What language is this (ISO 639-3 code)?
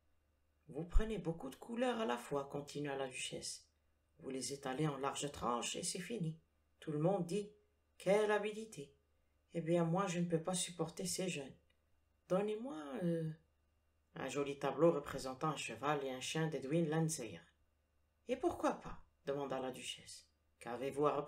fra